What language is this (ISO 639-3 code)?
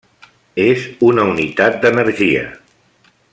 cat